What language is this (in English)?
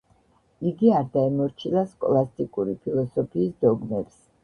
Georgian